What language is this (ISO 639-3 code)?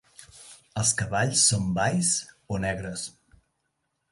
cat